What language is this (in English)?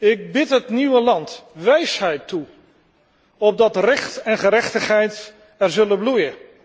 Dutch